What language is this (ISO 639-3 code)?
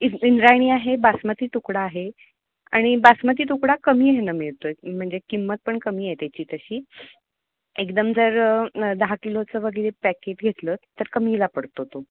mar